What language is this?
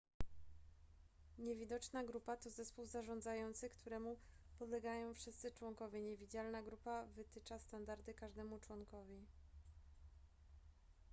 Polish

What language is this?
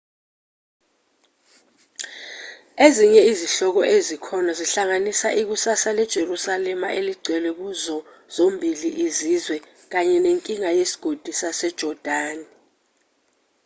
Zulu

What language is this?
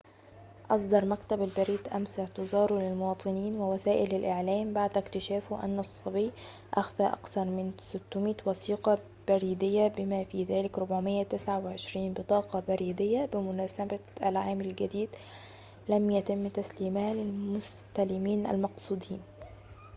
Arabic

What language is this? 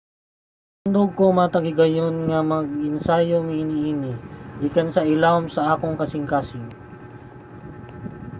Cebuano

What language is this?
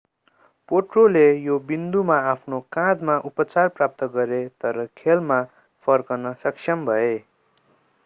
Nepali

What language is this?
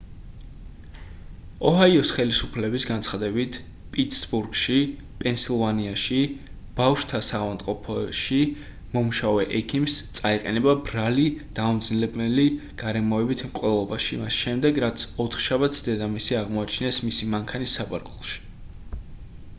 Georgian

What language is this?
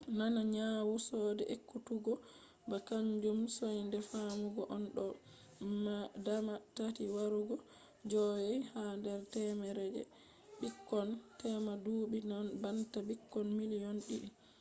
Fula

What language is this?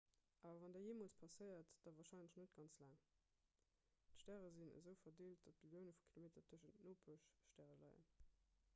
Luxembourgish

